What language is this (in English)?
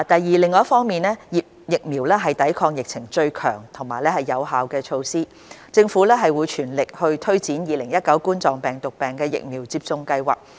Cantonese